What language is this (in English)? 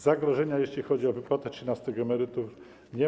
Polish